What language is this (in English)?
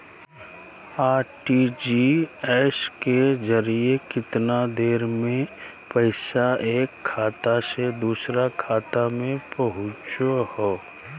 Magahi